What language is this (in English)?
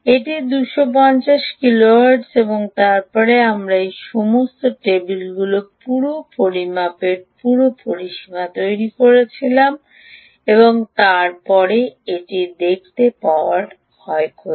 Bangla